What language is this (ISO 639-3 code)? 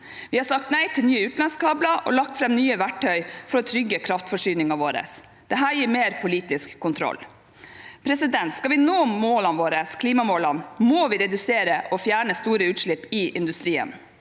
nor